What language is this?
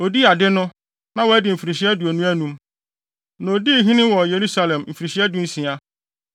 Akan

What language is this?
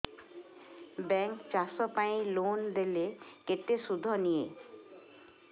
Odia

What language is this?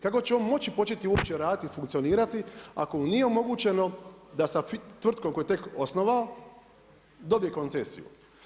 Croatian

